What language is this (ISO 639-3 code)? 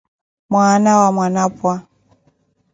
eko